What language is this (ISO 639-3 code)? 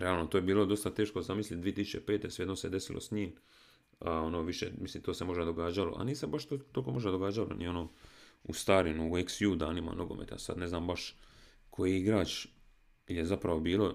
hrv